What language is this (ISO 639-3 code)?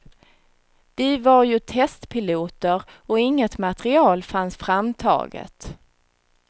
swe